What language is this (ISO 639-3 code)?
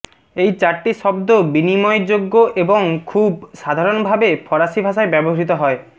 ben